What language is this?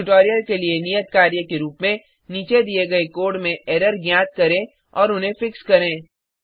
Hindi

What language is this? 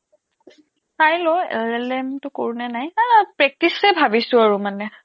Assamese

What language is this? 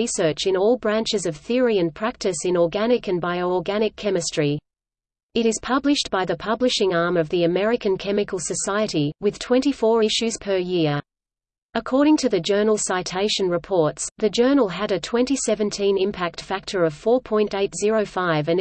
English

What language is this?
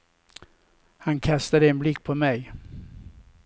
Swedish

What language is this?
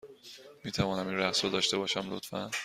Persian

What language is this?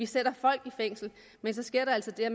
Danish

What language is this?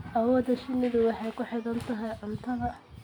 Somali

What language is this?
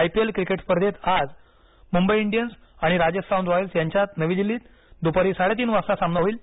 Marathi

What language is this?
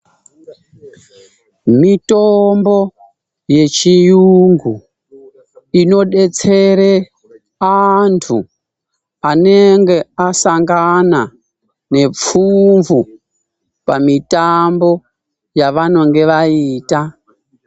Ndau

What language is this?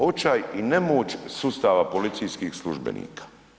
Croatian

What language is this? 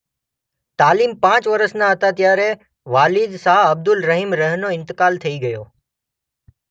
Gujarati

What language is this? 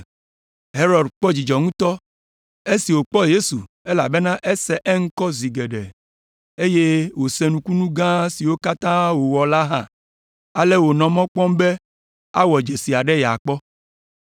Ewe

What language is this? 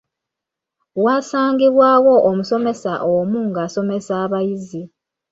Ganda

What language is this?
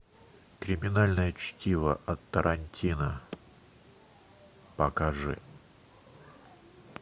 Russian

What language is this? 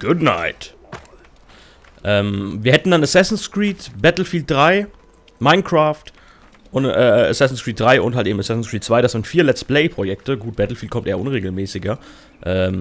German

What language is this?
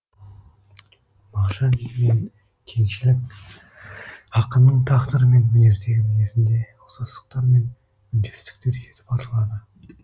Kazakh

